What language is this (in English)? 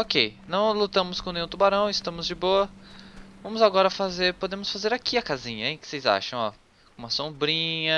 Portuguese